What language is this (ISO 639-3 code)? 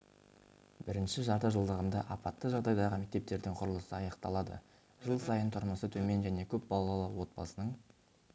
kaz